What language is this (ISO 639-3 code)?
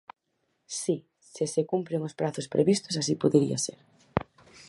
glg